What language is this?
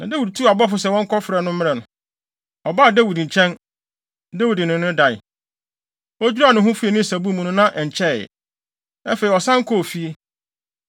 Akan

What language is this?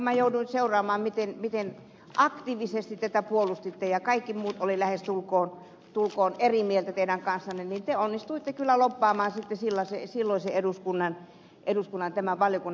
Finnish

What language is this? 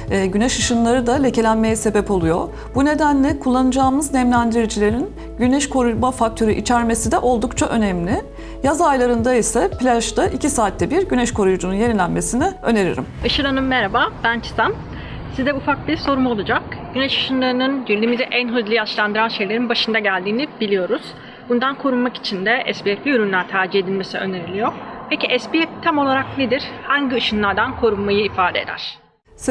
Turkish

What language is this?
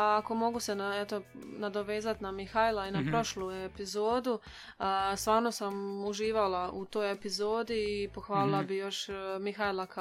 Croatian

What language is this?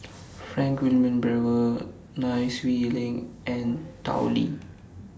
English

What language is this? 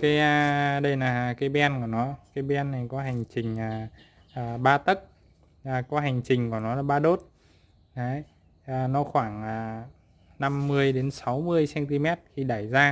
Vietnamese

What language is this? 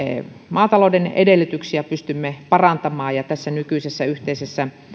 Finnish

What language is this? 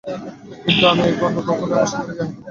Bangla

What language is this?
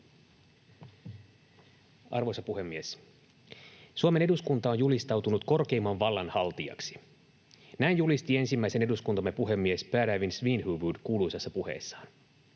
Finnish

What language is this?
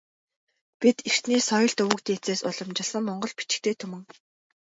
Mongolian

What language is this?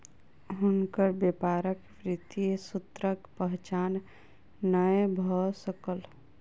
Maithili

